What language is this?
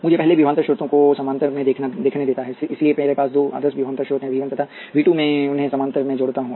Hindi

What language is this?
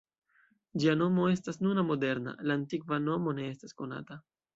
Esperanto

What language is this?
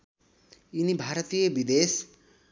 Nepali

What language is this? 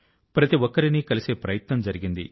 Telugu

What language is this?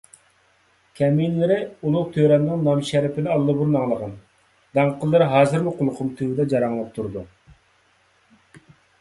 Uyghur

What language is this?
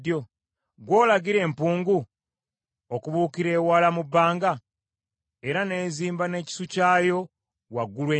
Ganda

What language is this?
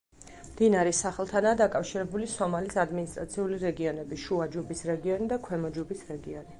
Georgian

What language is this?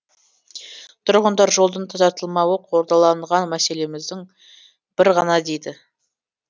Kazakh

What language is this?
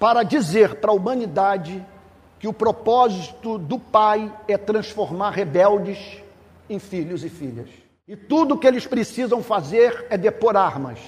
Portuguese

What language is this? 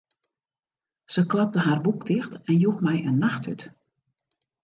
Western Frisian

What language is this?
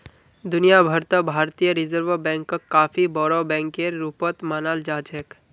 Magahi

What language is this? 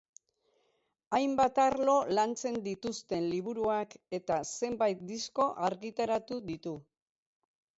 Basque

